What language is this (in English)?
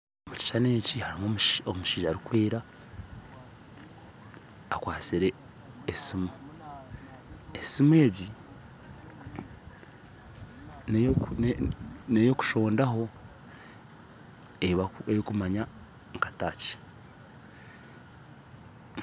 Nyankole